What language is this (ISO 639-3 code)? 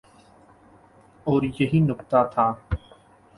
urd